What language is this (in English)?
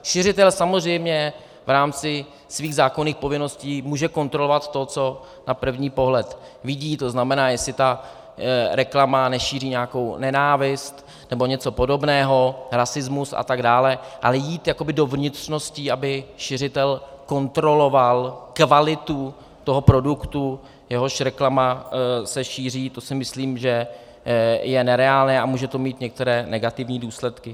Czech